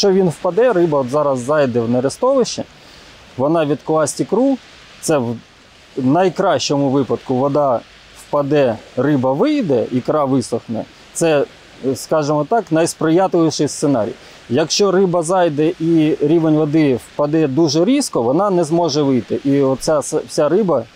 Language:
Ukrainian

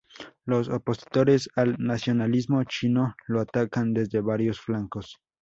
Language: Spanish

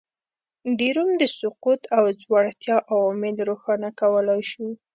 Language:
Pashto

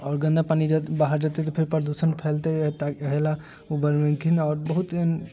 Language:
Maithili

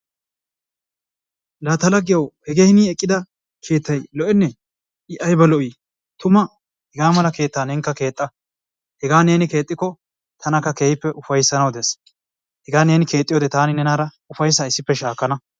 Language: Wolaytta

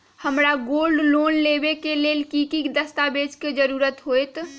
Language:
Magahi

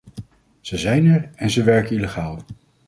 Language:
Dutch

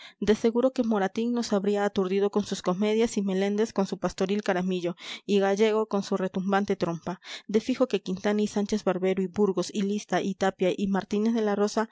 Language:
Spanish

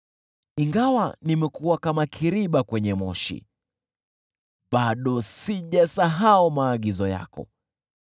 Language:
Swahili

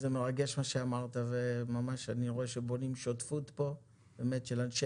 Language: Hebrew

